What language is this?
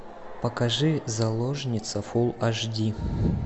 Russian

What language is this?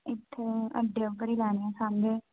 Dogri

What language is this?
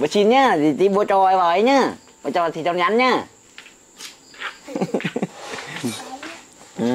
Vietnamese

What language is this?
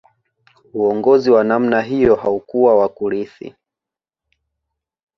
Swahili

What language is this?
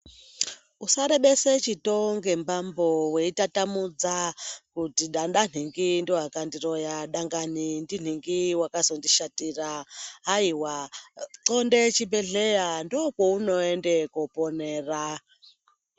Ndau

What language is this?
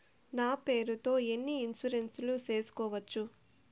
Telugu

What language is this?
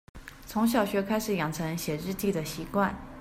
Chinese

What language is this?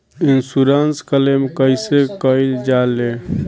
Bhojpuri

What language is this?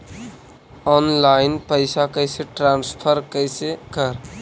Magahi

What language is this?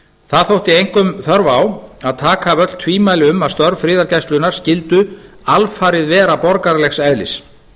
Icelandic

